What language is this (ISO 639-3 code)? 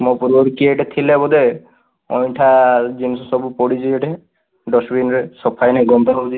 ori